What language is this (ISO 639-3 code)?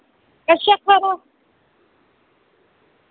doi